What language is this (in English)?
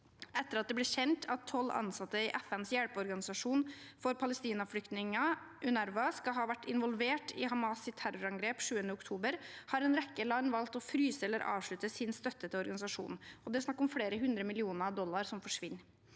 Norwegian